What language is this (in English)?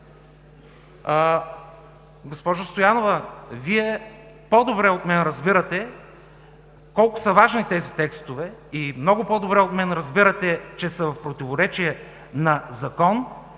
Bulgarian